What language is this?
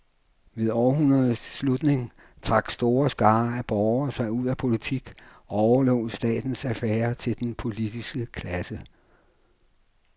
Danish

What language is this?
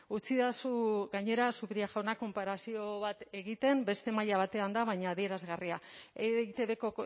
Basque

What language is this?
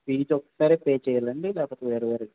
Telugu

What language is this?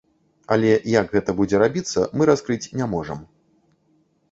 Belarusian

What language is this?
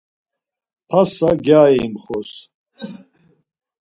Laz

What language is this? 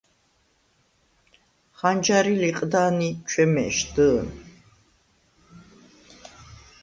Svan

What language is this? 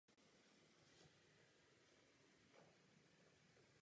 Czech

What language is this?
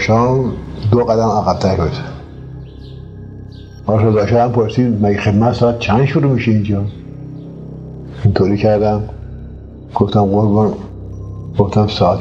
Persian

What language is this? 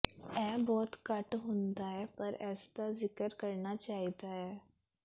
Punjabi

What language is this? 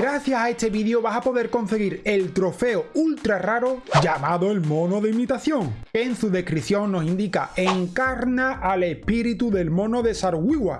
Spanish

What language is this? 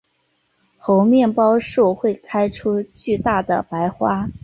Chinese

